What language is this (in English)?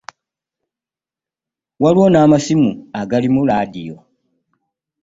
Ganda